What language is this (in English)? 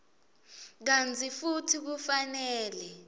Swati